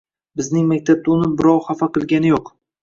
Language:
Uzbek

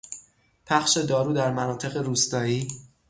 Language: Persian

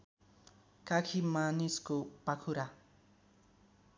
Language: Nepali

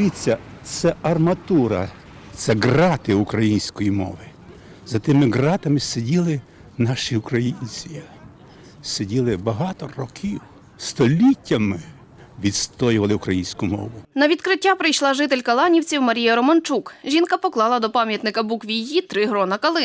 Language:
Ukrainian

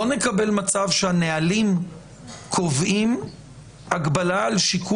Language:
Hebrew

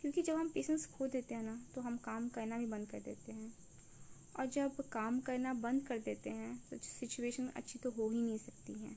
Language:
Hindi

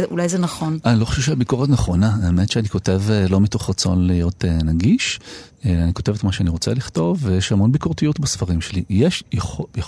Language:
Hebrew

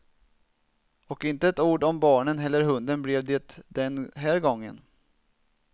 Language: Swedish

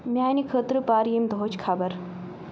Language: Kashmiri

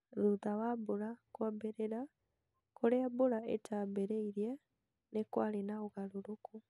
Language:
Kikuyu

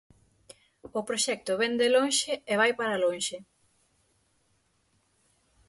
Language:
Galician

